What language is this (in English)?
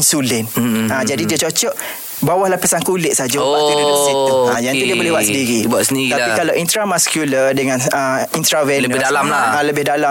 Malay